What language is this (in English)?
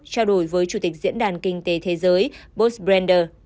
Vietnamese